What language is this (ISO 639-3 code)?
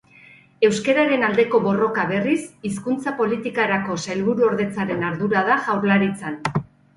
eus